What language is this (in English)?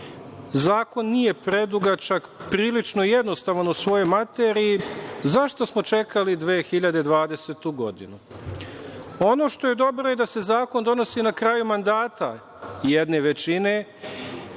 Serbian